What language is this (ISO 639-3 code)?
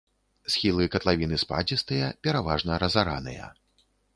bel